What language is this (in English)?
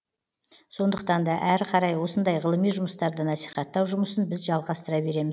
Kazakh